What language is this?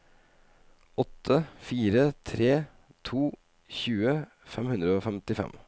Norwegian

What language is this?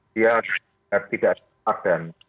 Indonesian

